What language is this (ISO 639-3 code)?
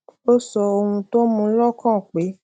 yor